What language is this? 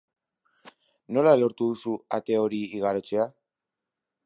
Basque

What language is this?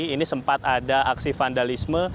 Indonesian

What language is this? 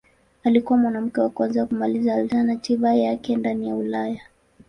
Swahili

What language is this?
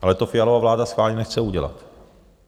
Czech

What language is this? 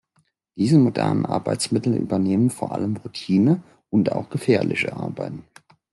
German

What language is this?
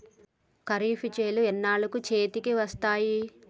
Telugu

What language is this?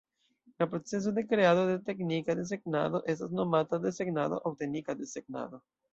Esperanto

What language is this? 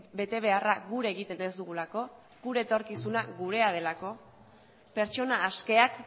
Basque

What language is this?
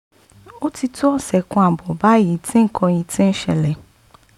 Yoruba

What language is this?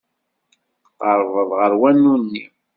Kabyle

